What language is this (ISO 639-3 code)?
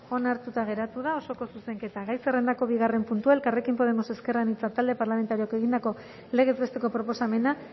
eus